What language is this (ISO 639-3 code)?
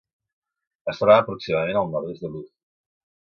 cat